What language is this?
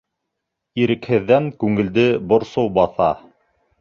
Bashkir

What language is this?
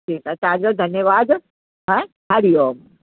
Sindhi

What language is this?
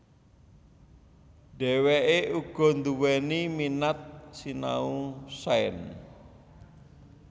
Javanese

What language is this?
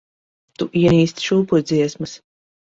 Latvian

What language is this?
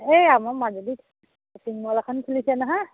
Assamese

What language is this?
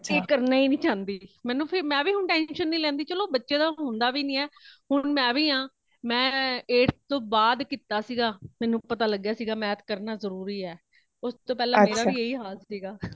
Punjabi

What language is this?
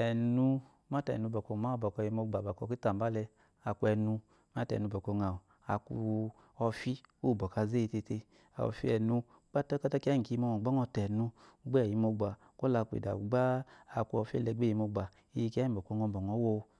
Eloyi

